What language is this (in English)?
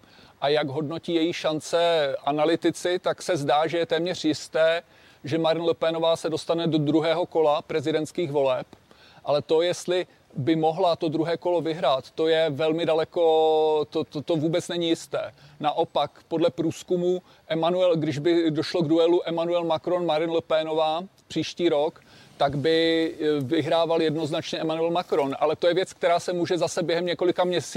Czech